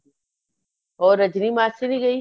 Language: Punjabi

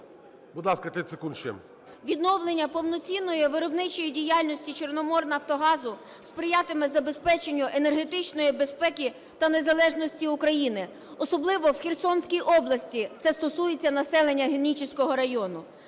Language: Ukrainian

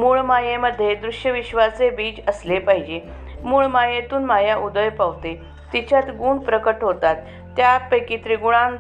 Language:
Marathi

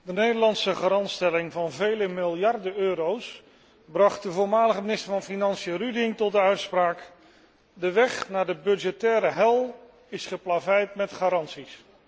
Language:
Dutch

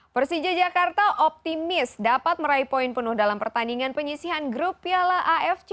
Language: Indonesian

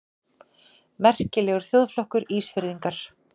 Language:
Icelandic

